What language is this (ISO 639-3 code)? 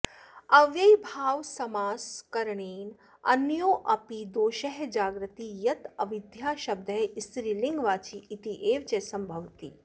san